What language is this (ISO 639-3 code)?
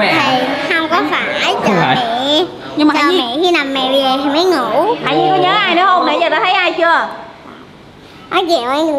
vie